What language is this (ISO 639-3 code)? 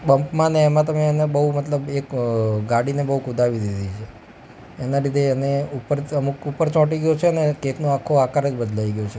guj